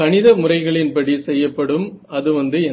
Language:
Tamil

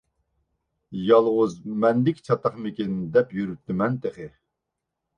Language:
Uyghur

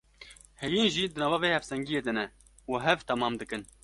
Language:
Kurdish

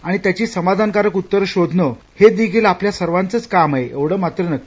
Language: Marathi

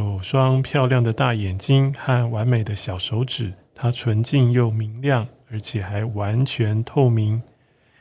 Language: Chinese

